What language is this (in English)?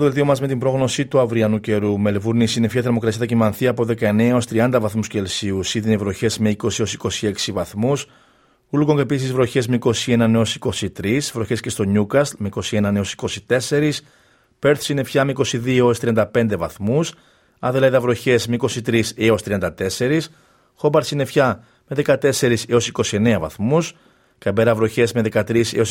Greek